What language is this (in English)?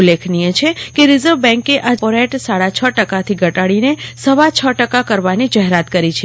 Gujarati